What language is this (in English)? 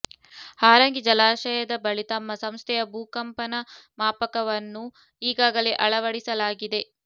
Kannada